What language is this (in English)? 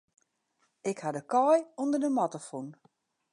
Western Frisian